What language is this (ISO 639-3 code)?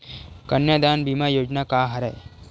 hne